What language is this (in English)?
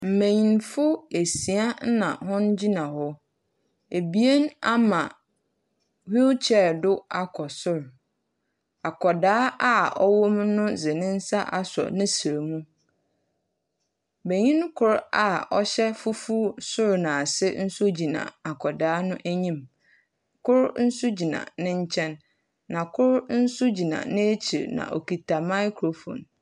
Akan